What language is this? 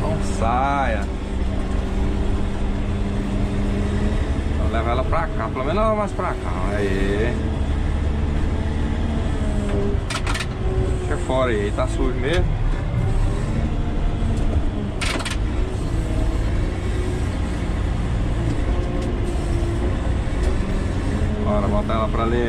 Portuguese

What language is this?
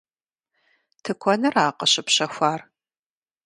Kabardian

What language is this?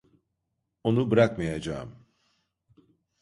Turkish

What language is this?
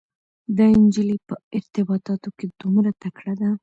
Pashto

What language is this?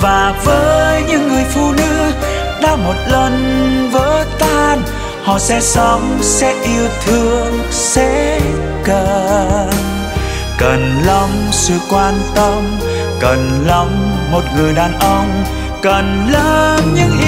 Vietnamese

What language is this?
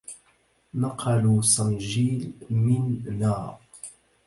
Arabic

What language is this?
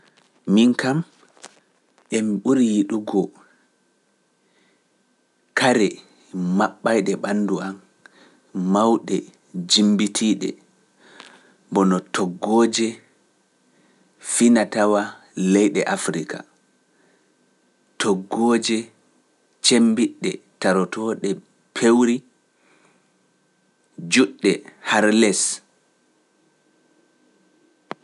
Pular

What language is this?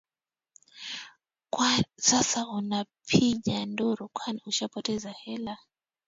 Swahili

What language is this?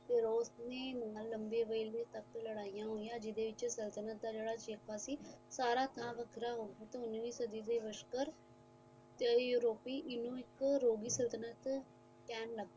Punjabi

